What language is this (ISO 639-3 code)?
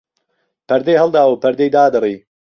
ckb